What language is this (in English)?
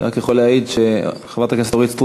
Hebrew